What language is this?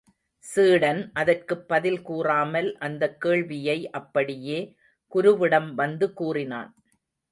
Tamil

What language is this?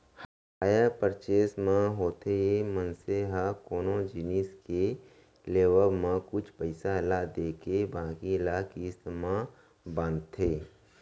Chhattisgarhi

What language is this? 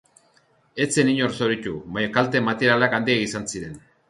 Basque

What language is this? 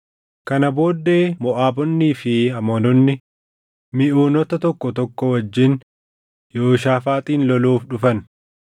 Oromo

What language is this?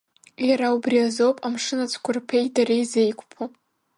Abkhazian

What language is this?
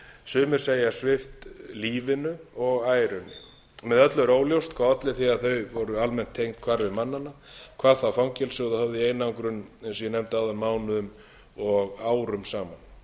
Icelandic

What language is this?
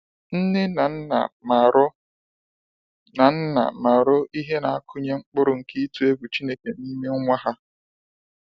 Igbo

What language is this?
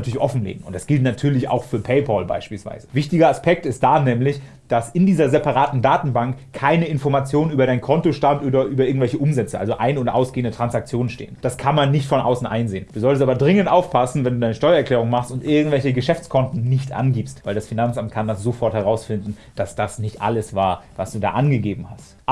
German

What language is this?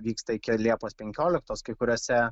Lithuanian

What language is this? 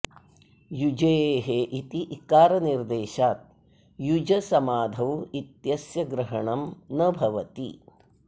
Sanskrit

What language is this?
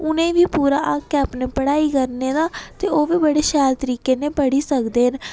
Dogri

